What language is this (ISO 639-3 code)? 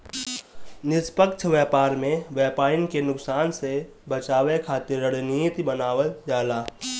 bho